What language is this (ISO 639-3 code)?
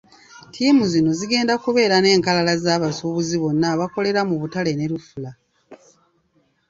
lug